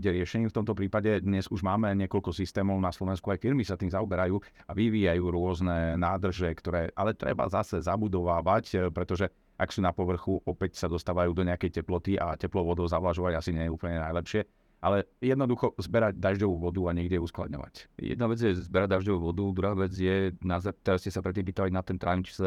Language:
Slovak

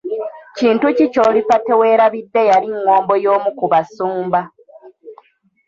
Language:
Ganda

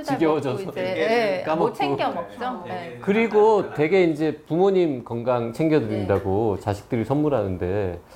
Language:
Korean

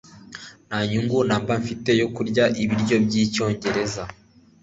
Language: Kinyarwanda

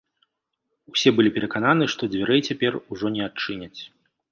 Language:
Belarusian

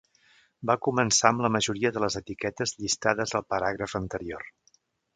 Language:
Catalan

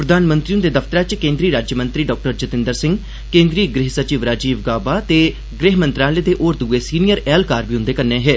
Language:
Dogri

